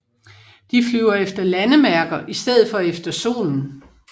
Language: Danish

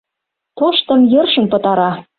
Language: Mari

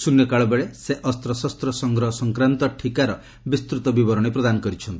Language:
Odia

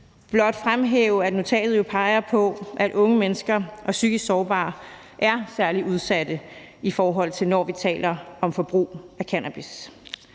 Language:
Danish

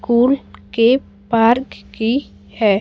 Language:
Hindi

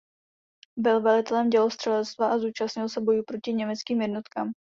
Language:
Czech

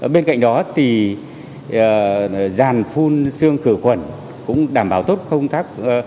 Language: Vietnamese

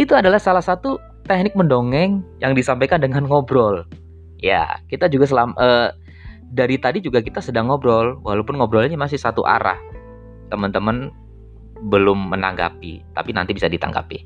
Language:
Indonesian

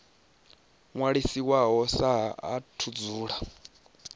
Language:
Venda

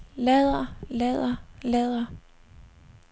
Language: Danish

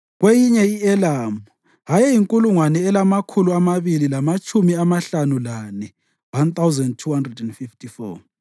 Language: North Ndebele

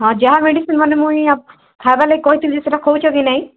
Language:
Odia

